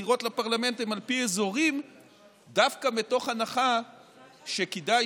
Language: Hebrew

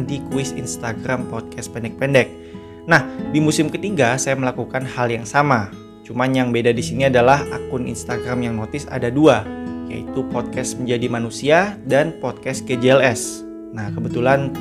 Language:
Indonesian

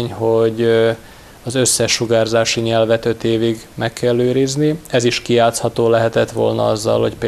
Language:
Hungarian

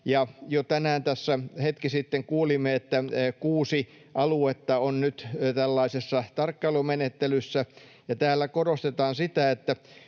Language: Finnish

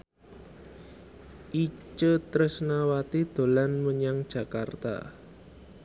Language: Javanese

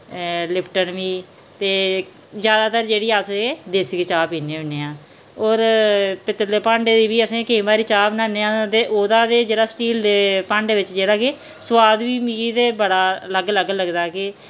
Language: Dogri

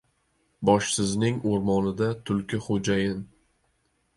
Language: Uzbek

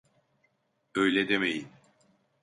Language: Turkish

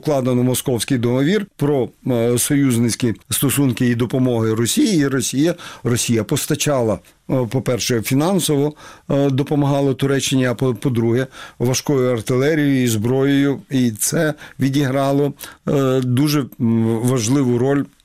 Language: Ukrainian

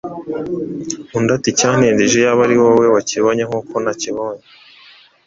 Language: Kinyarwanda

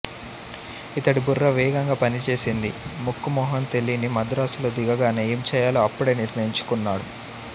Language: Telugu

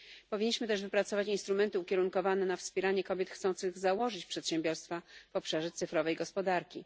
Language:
Polish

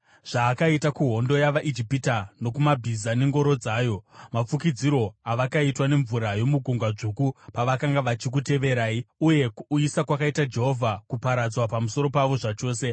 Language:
Shona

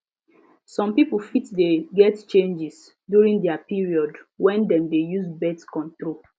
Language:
Nigerian Pidgin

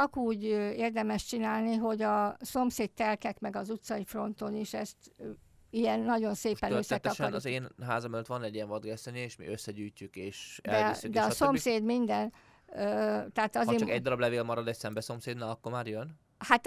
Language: Hungarian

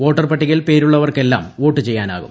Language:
Malayalam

